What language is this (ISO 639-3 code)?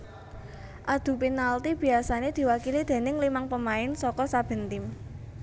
jav